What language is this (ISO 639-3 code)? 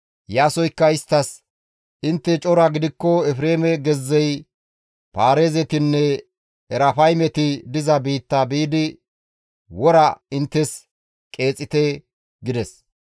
gmv